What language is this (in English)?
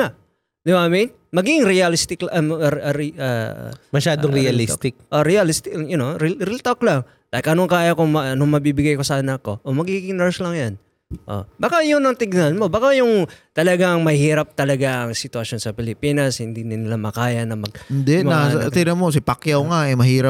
Filipino